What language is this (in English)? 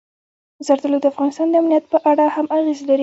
Pashto